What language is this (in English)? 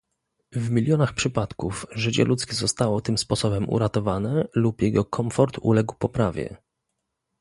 Polish